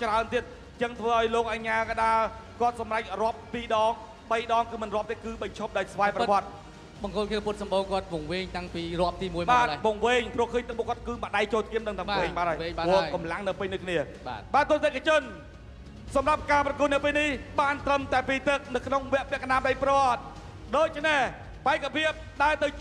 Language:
Thai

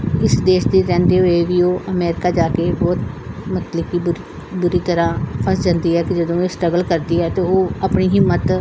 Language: Punjabi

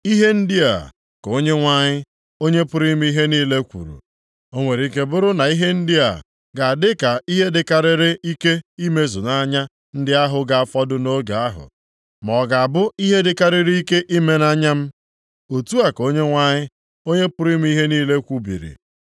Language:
Igbo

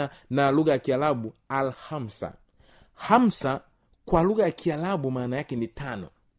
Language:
Swahili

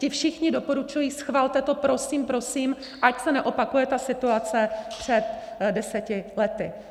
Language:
Czech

